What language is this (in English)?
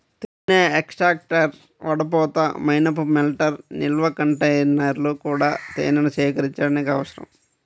Telugu